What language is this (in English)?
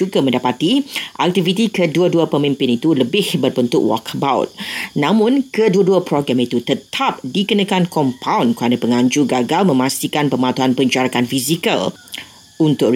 Malay